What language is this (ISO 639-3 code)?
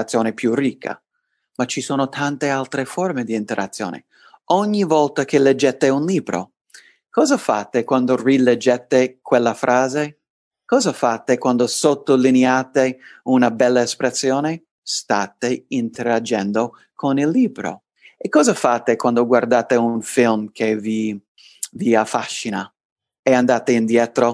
ita